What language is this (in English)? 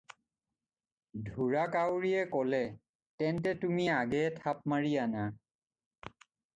Assamese